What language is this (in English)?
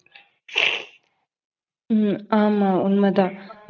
Tamil